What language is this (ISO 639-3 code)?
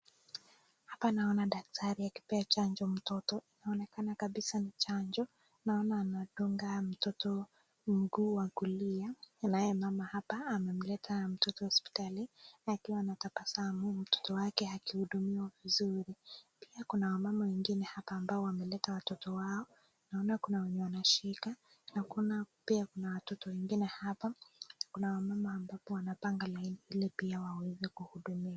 swa